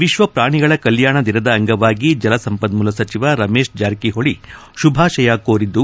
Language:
Kannada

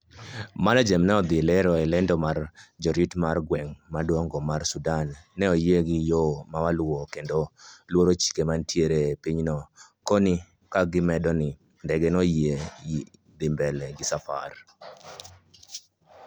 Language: Luo (Kenya and Tanzania)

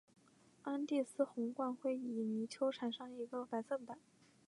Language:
Chinese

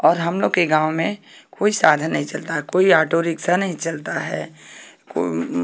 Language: Hindi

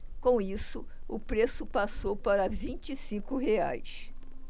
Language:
Portuguese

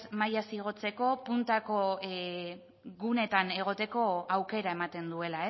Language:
Basque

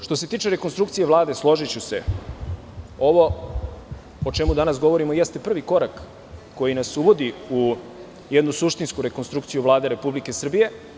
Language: Serbian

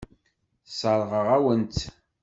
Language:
Kabyle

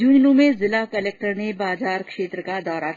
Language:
Hindi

